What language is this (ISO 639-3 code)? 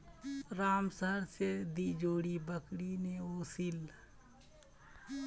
mag